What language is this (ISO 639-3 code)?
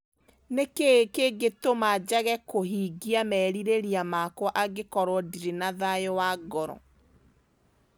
kik